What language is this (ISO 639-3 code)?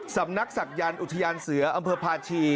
tha